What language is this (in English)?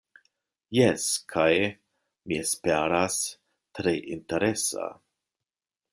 Esperanto